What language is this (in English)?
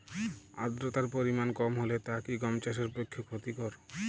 Bangla